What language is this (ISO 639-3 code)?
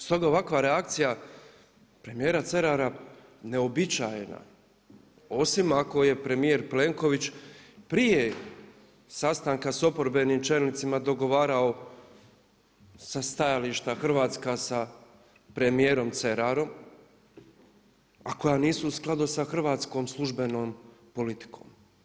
hrv